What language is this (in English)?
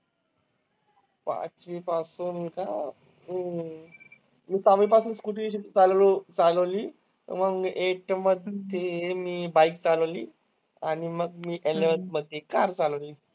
Marathi